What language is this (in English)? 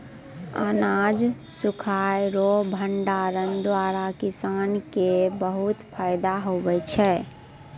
Maithili